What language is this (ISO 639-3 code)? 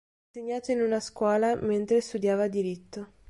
ita